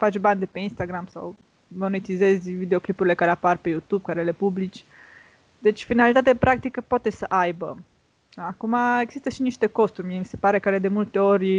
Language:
Romanian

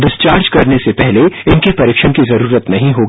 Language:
Hindi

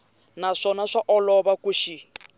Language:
Tsonga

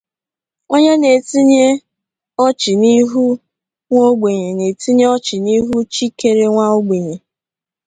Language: Igbo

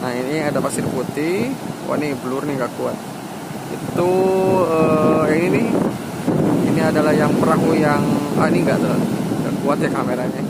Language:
Indonesian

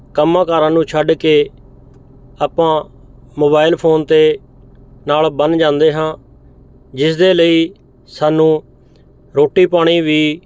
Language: Punjabi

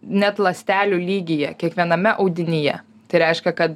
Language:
Lithuanian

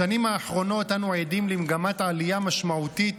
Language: Hebrew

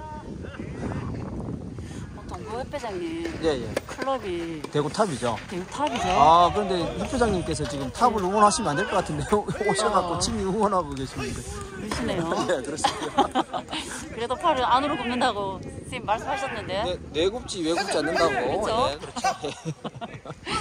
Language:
Korean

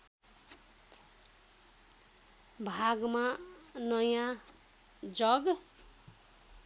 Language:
Nepali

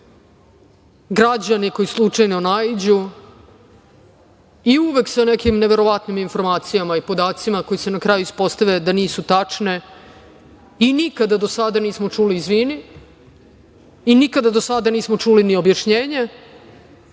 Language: Serbian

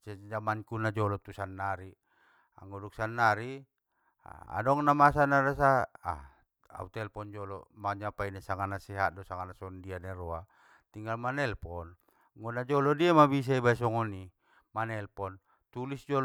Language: Batak Mandailing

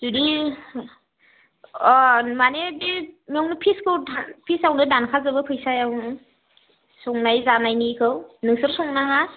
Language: Bodo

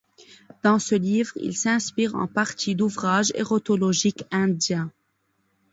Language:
French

